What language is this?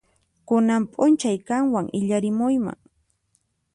Puno Quechua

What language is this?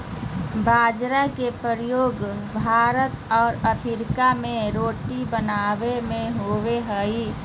Magahi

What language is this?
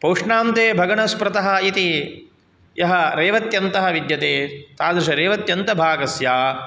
Sanskrit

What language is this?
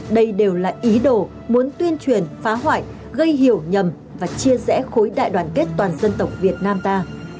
Vietnamese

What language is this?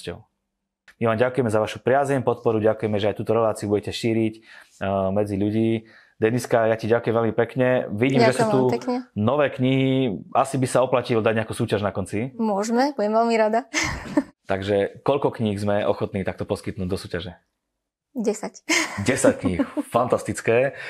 Slovak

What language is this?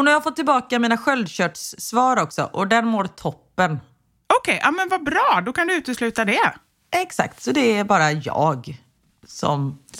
Swedish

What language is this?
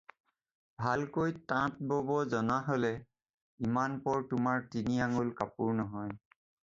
Assamese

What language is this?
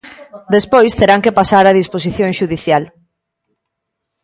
Galician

